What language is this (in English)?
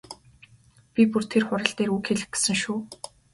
Mongolian